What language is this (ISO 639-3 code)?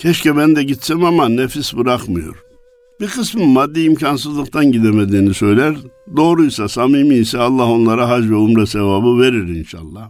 tur